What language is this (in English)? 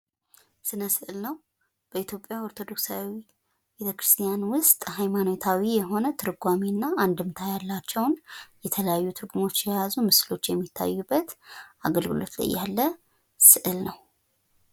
Amharic